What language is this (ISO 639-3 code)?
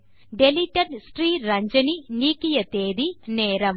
tam